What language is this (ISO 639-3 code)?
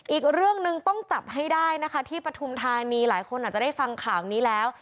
tha